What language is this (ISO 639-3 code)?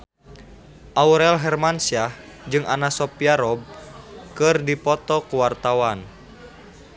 sun